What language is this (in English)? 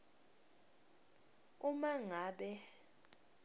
Swati